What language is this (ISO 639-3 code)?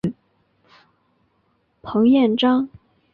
zho